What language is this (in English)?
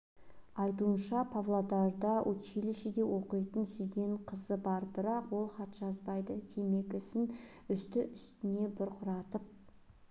Kazakh